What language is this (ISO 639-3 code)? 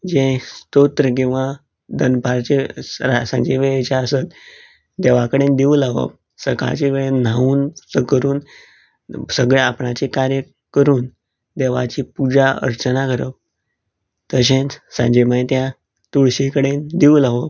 kok